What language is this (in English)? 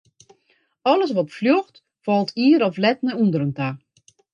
Western Frisian